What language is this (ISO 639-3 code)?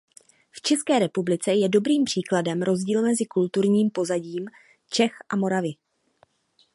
ces